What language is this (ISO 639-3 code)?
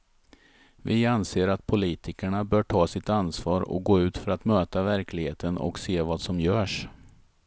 swe